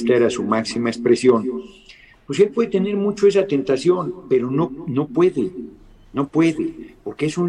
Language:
Spanish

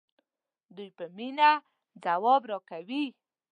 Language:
Pashto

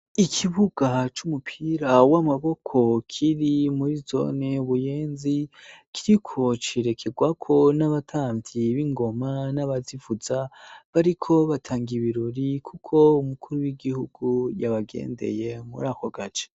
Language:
Rundi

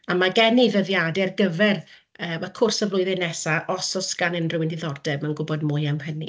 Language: Welsh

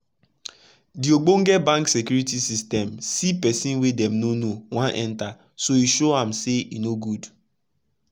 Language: Nigerian Pidgin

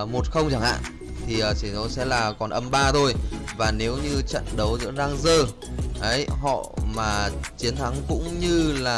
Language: Vietnamese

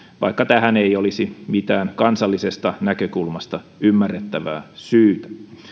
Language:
Finnish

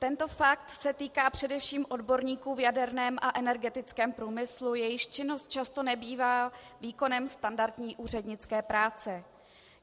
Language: Czech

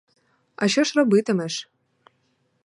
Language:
Ukrainian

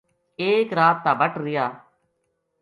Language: Gujari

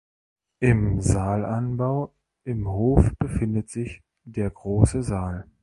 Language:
German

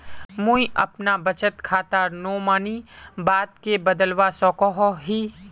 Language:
Magahi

